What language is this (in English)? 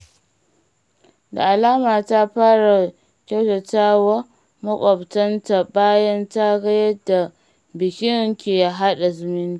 Hausa